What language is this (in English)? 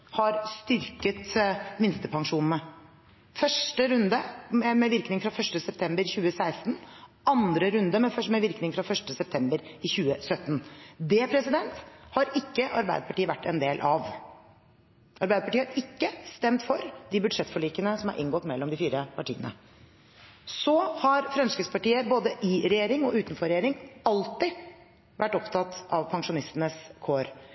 Norwegian Bokmål